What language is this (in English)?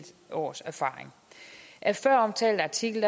Danish